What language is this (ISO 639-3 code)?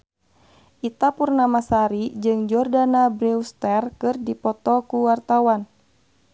sun